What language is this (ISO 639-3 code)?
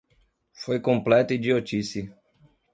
por